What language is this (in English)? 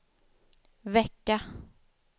Swedish